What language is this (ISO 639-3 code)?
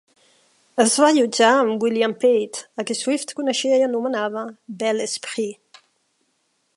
cat